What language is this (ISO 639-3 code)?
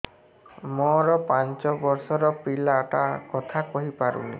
ori